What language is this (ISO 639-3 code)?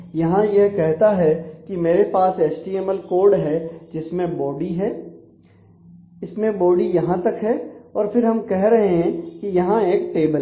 hin